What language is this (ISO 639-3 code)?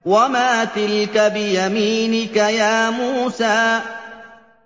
ara